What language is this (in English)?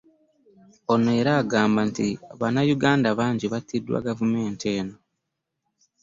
Ganda